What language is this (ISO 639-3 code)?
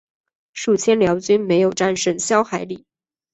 zho